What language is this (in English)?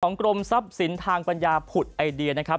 Thai